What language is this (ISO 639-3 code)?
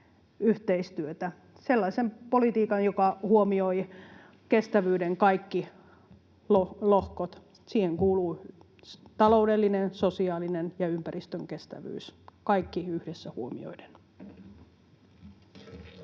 fin